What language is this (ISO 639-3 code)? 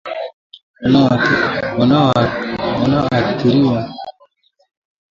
swa